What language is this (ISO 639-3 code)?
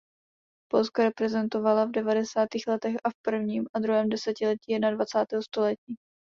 ces